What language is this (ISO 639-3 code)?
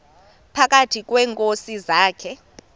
xho